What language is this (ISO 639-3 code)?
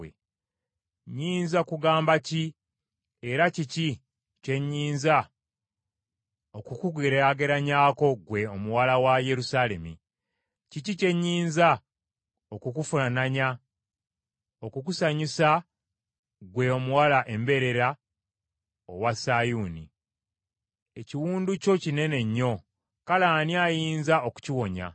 lug